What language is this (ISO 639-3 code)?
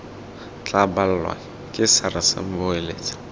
tsn